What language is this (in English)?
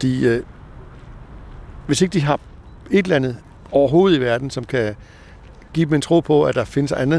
Danish